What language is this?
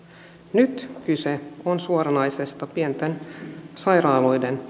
Finnish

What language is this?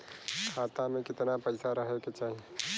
Bhojpuri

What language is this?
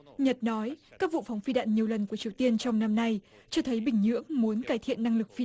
Vietnamese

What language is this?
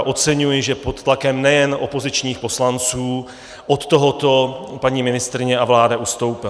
Czech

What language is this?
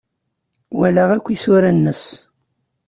Kabyle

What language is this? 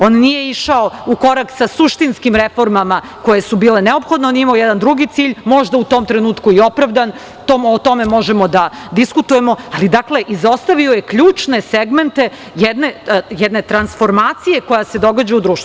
Serbian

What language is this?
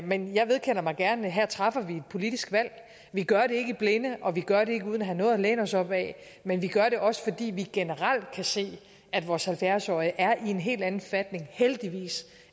Danish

